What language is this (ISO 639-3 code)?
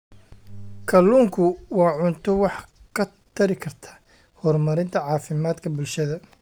som